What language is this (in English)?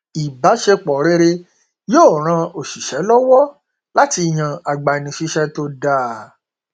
Yoruba